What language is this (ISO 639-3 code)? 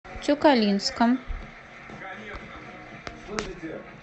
rus